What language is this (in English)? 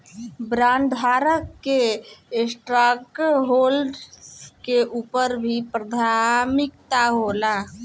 Bhojpuri